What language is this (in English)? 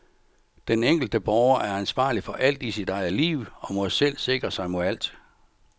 Danish